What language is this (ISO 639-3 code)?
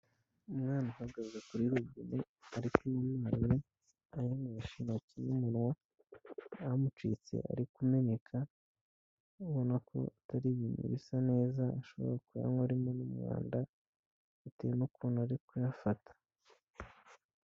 kin